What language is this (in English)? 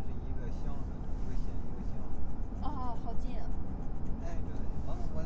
Chinese